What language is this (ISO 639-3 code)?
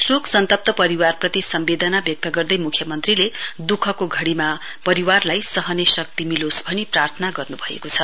nep